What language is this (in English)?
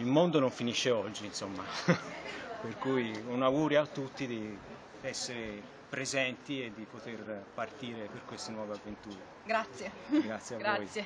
Italian